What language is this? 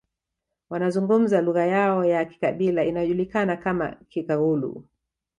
Swahili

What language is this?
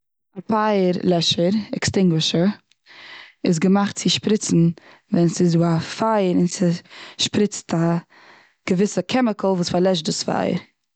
Yiddish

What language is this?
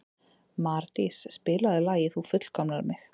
Icelandic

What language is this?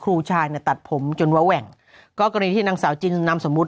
Thai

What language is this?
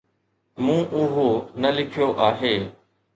Sindhi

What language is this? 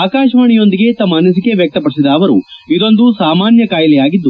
Kannada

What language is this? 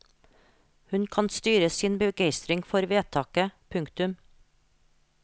Norwegian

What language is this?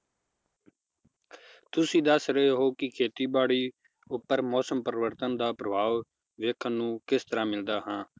Punjabi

